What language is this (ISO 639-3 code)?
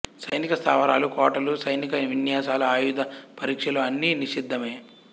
tel